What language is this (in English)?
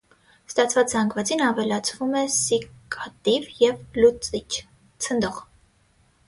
Armenian